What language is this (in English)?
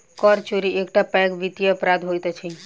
Maithili